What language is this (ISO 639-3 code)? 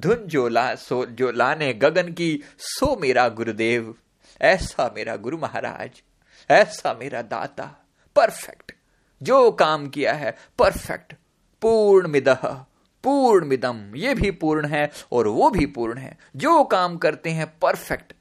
hin